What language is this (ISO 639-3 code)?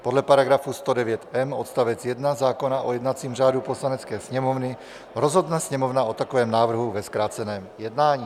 ces